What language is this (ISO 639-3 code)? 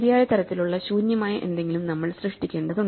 mal